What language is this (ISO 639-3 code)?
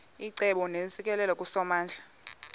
xho